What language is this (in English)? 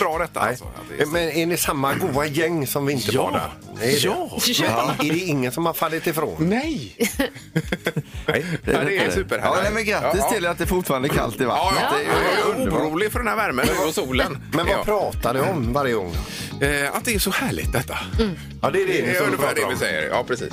Swedish